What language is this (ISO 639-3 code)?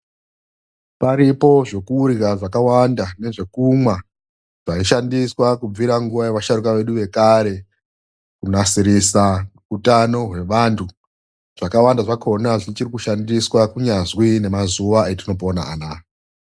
ndc